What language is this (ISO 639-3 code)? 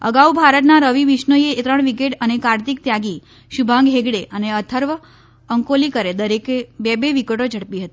guj